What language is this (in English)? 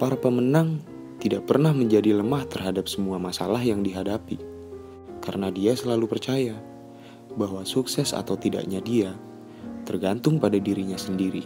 Indonesian